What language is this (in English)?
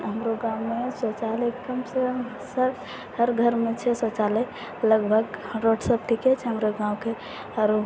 Maithili